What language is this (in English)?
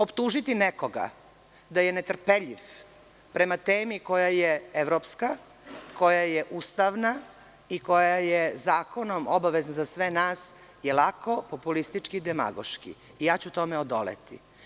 Serbian